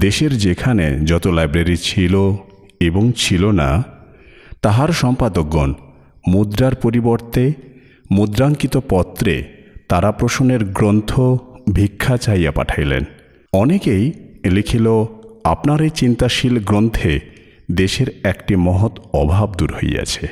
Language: Bangla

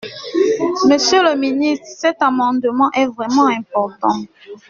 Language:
French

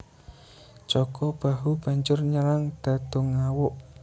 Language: Javanese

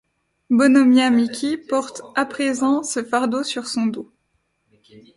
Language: French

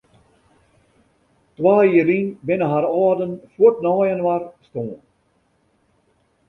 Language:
Western Frisian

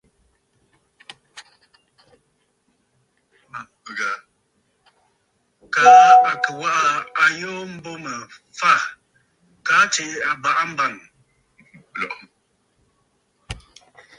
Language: Bafut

